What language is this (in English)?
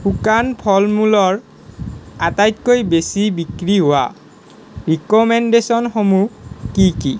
Assamese